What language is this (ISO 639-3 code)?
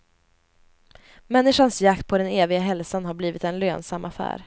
swe